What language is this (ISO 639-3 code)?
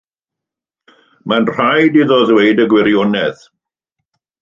cym